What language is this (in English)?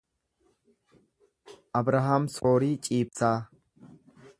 Oromo